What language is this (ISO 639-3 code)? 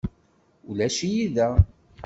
kab